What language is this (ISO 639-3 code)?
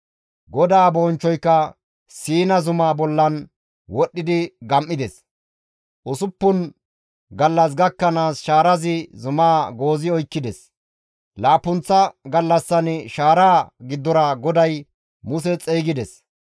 gmv